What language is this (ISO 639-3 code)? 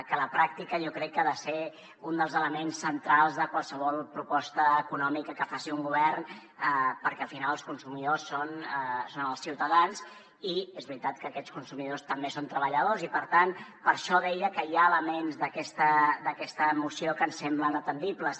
cat